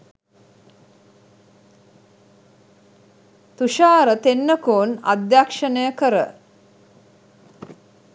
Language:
Sinhala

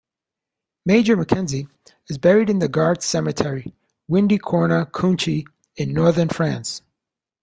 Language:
English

